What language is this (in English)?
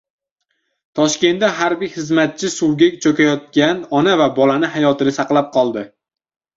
Uzbek